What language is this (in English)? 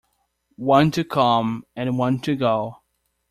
English